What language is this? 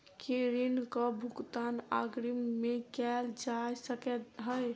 Maithili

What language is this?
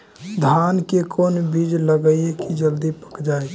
Magahi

